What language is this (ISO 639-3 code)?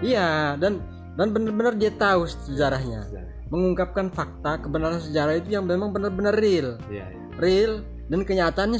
ind